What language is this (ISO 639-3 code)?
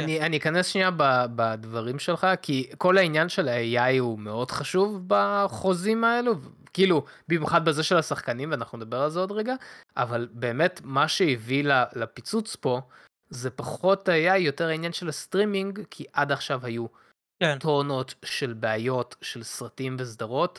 heb